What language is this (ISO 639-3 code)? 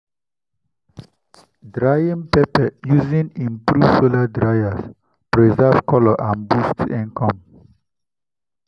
pcm